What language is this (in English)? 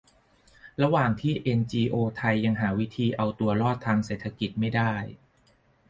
Thai